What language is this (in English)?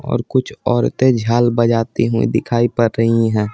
Hindi